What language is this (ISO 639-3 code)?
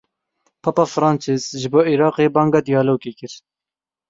kur